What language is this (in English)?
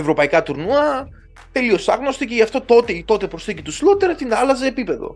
Greek